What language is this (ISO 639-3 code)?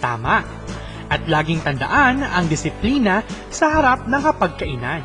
fil